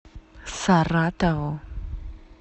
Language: Russian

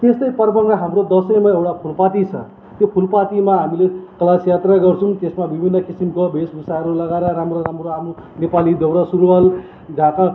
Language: Nepali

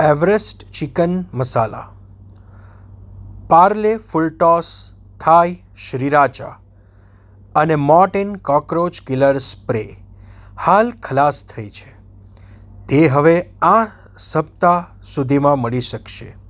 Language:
Gujarati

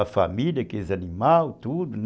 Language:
Portuguese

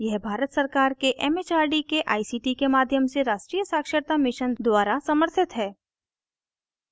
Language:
Hindi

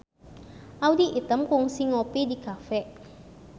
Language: Sundanese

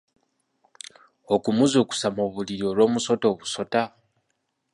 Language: Ganda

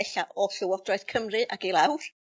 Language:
Welsh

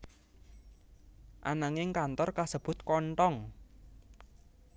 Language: Javanese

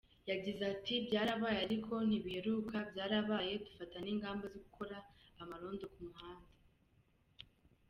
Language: Kinyarwanda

